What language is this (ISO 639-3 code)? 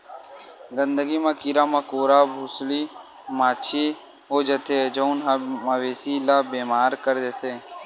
hne